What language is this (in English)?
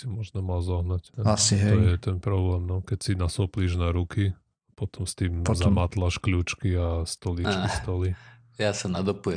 Slovak